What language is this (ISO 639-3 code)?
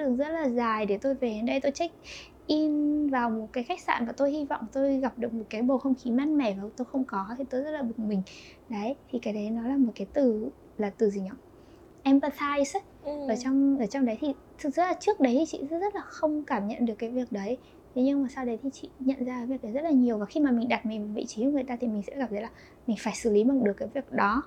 vie